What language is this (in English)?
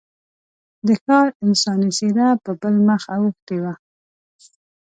Pashto